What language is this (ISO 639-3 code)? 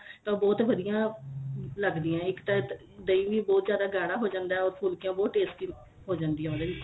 pan